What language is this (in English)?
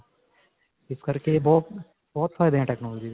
Punjabi